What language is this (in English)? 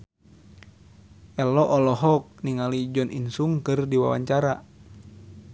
Sundanese